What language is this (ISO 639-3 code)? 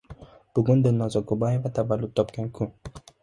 uzb